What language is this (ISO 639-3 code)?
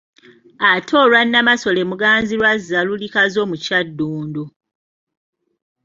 lug